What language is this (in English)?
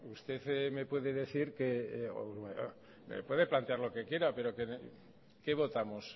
Spanish